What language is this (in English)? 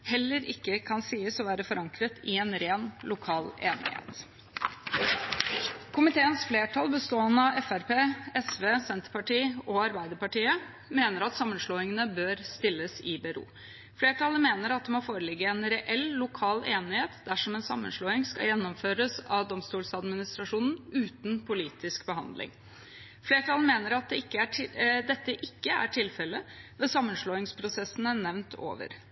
Norwegian Bokmål